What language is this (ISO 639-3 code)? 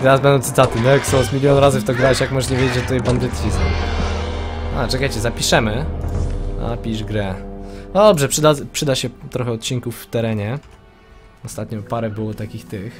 pol